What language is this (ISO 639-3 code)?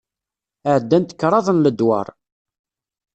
kab